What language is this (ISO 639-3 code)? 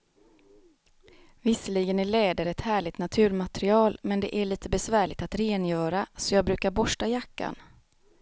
swe